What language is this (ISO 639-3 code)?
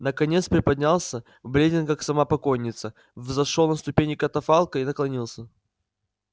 rus